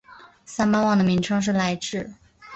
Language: Chinese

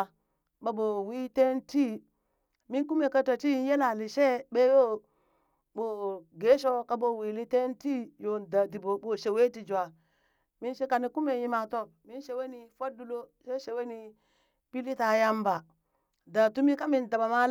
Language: Burak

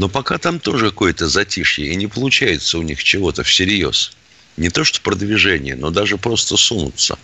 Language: Russian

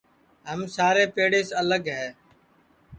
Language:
Sansi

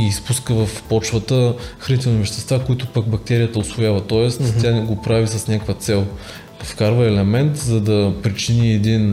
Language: Bulgarian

